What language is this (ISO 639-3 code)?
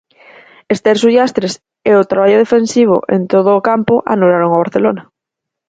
glg